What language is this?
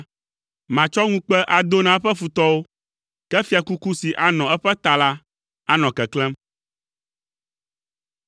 Ewe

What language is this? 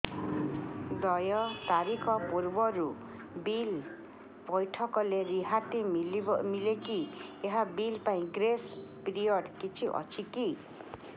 Odia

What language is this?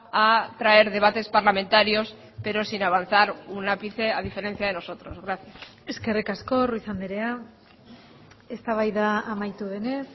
Spanish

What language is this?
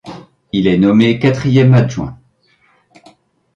French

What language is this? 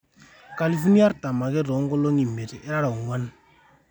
Masai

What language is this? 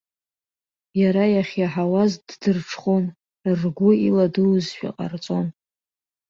Abkhazian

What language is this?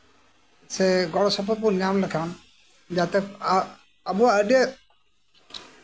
Santali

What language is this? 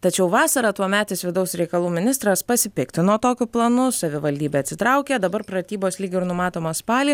Lithuanian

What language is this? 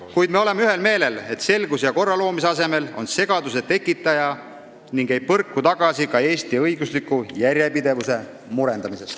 Estonian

